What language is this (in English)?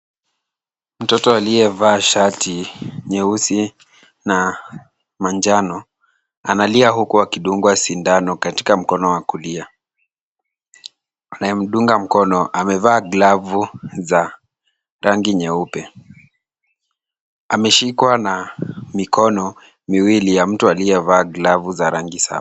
Swahili